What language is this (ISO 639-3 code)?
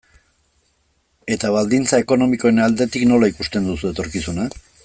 eus